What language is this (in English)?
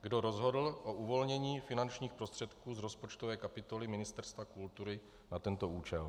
Czech